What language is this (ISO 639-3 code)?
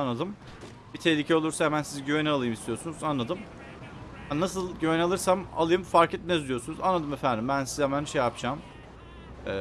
tur